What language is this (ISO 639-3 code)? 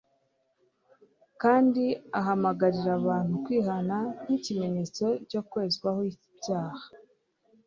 kin